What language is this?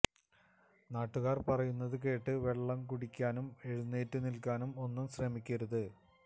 Malayalam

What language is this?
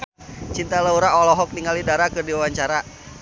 Sundanese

